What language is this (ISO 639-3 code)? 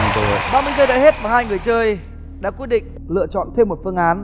vie